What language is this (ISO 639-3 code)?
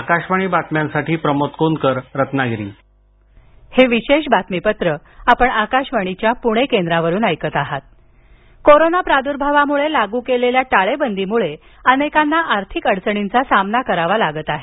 mar